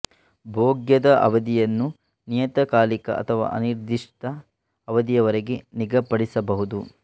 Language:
Kannada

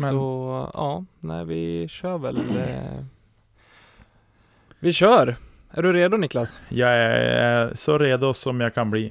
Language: Swedish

